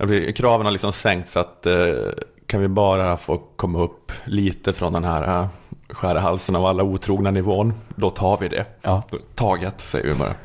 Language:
Swedish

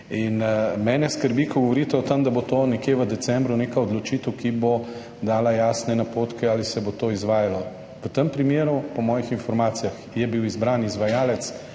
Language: Slovenian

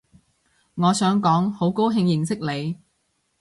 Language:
Cantonese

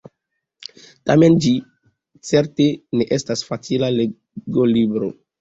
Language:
Esperanto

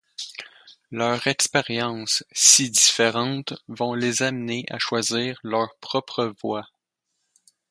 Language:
French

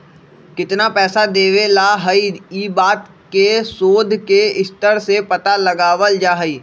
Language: Magahi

